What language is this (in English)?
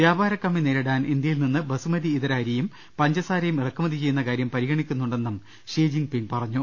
Malayalam